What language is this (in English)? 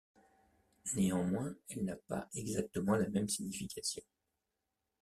French